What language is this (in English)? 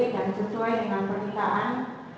Indonesian